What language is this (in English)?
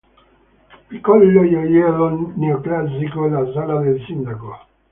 Italian